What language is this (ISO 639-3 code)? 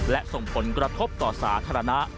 tha